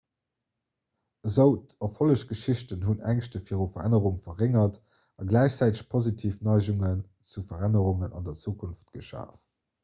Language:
Luxembourgish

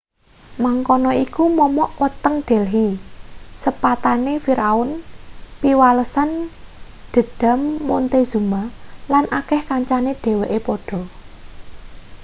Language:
Javanese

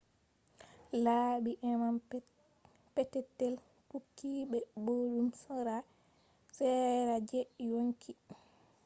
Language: Fula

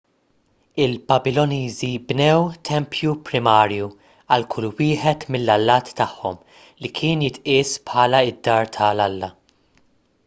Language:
Maltese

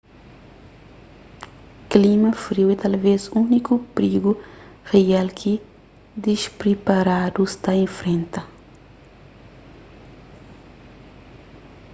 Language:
Kabuverdianu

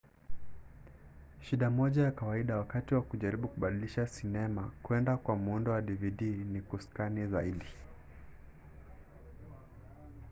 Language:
Swahili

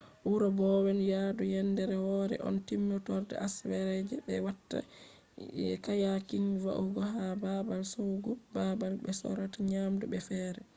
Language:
Fula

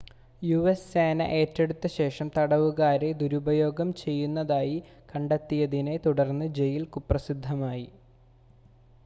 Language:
Malayalam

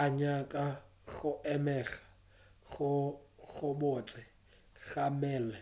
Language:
Northern Sotho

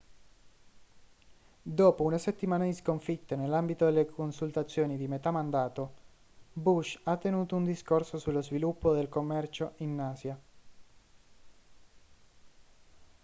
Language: Italian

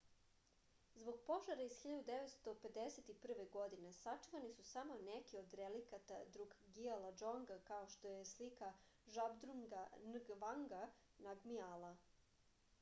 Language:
Serbian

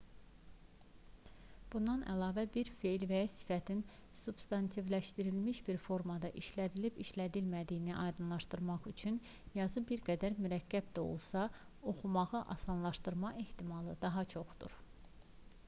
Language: Azerbaijani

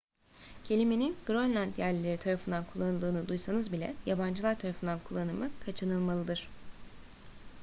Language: Turkish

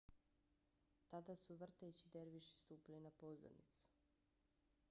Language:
Bosnian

